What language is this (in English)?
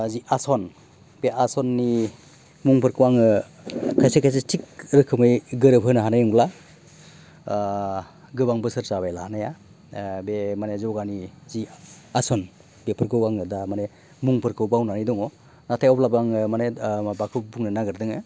Bodo